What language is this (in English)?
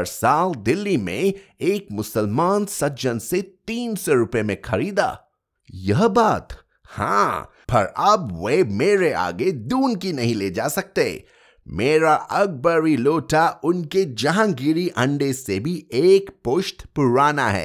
Hindi